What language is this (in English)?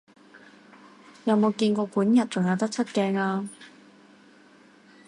Cantonese